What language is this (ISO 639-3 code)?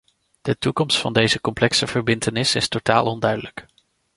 nld